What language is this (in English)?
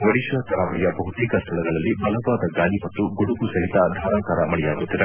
Kannada